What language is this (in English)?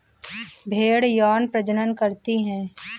Hindi